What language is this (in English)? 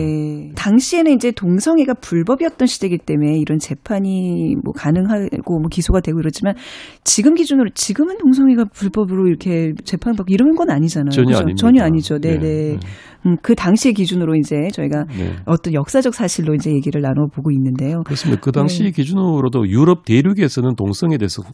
Korean